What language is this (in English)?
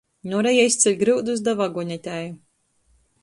Latgalian